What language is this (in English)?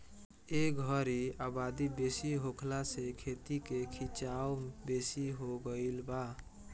Bhojpuri